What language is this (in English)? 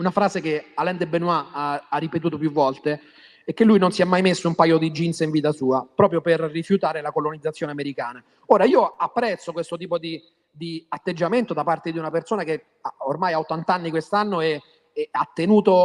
Italian